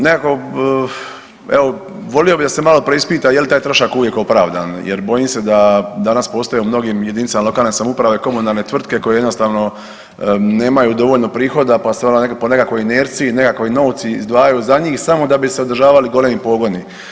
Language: Croatian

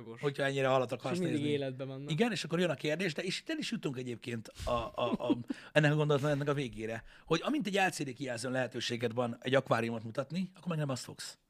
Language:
Hungarian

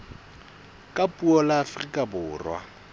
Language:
Southern Sotho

